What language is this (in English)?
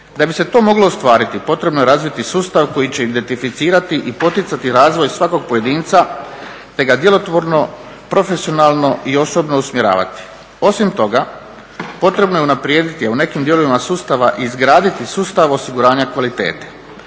Croatian